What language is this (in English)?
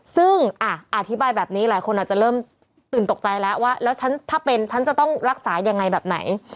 Thai